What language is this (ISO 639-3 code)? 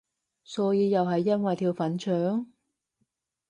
yue